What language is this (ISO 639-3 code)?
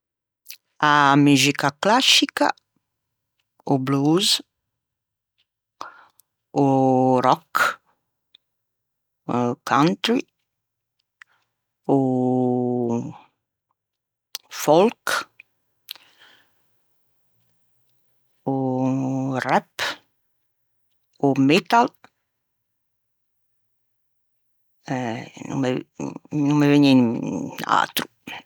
lij